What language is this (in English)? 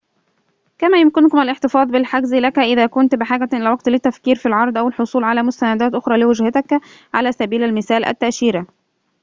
Arabic